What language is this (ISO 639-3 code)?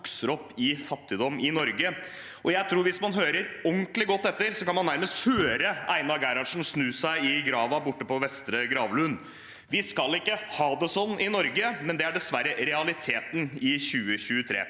nor